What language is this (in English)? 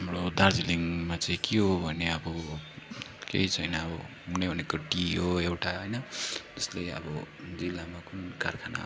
Nepali